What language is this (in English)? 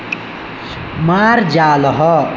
Sanskrit